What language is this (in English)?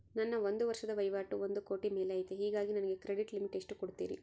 Kannada